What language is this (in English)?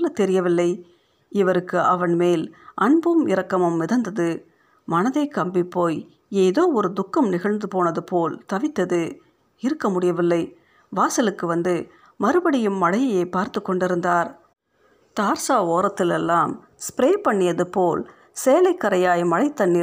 Tamil